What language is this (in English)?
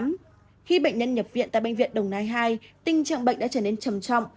Vietnamese